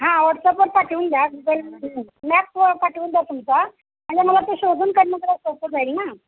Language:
Marathi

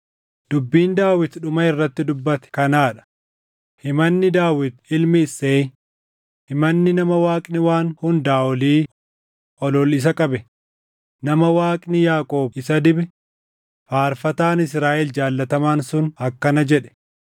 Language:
Oromo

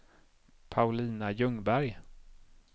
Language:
Swedish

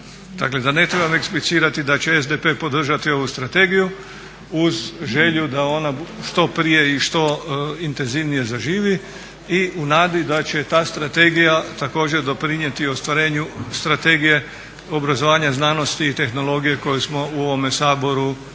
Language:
Croatian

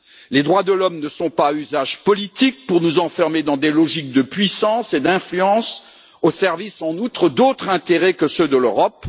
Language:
French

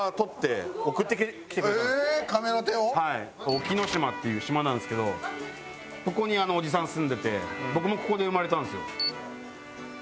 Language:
Japanese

